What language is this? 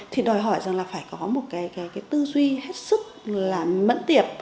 Vietnamese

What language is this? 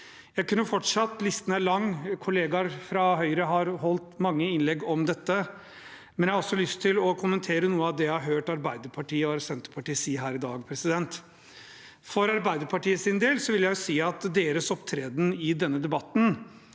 Norwegian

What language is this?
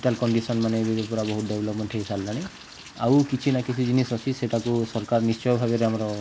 Odia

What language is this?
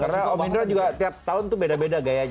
Indonesian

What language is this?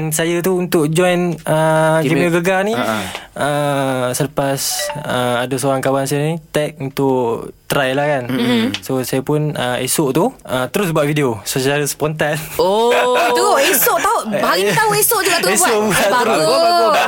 Malay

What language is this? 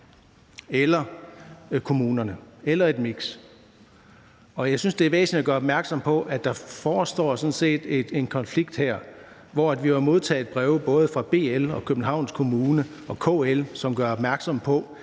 Danish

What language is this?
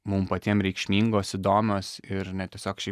Lithuanian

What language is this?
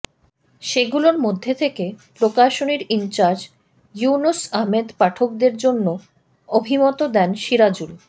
Bangla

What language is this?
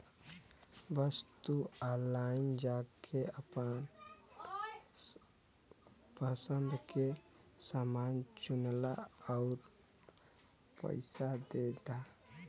Bhojpuri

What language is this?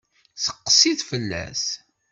Kabyle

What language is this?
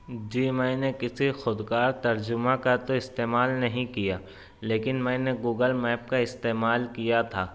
Urdu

